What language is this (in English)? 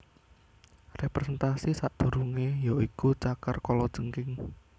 Javanese